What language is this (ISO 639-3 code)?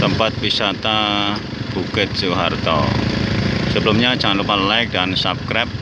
ind